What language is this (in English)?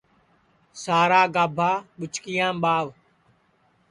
Sansi